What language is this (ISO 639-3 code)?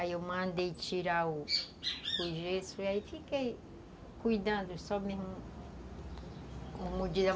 por